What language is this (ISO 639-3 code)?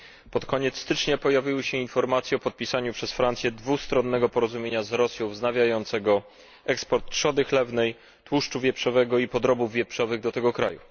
pol